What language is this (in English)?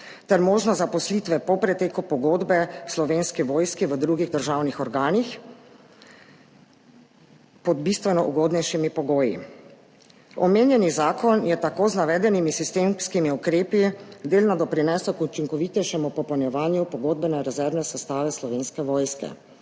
Slovenian